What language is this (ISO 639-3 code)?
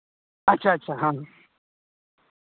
sat